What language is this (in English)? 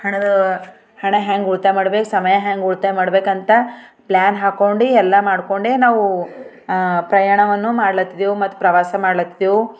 Kannada